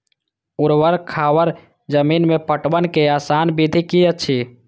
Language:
Maithili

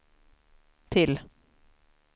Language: Swedish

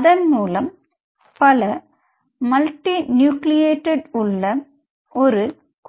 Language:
Tamil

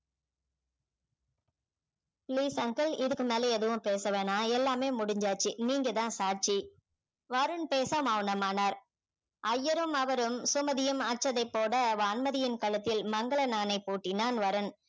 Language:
Tamil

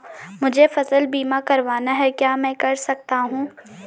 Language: Hindi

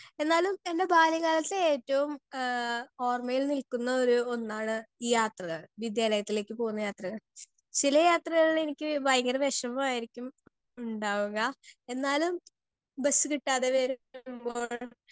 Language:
Malayalam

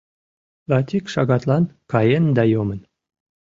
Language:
Mari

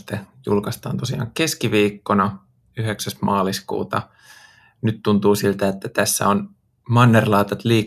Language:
Finnish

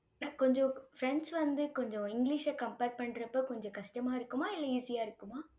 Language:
Tamil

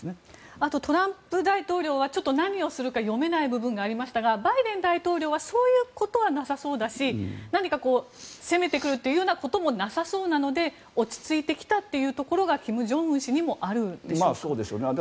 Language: Japanese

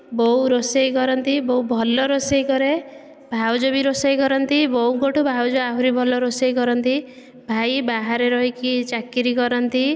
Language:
Odia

